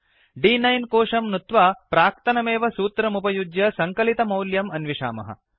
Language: Sanskrit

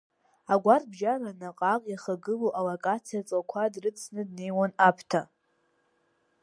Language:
Abkhazian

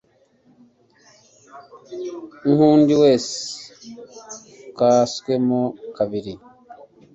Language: Kinyarwanda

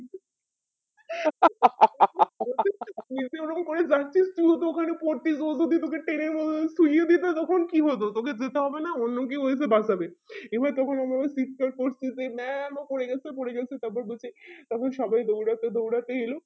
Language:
Bangla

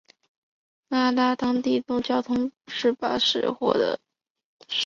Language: Chinese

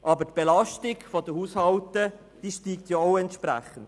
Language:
Swiss German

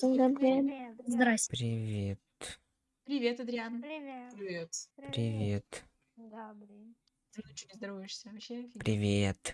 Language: Russian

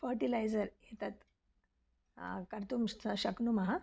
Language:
Sanskrit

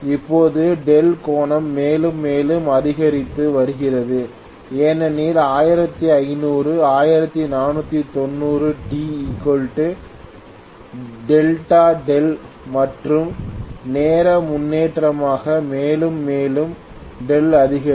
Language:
Tamil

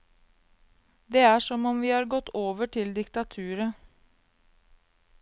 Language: Norwegian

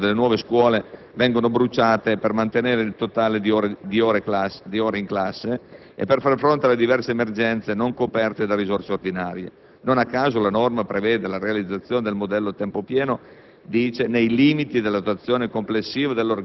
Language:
Italian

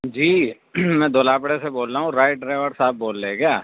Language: Urdu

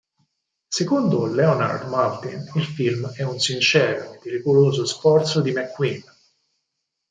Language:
Italian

